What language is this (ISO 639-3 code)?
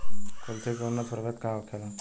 bho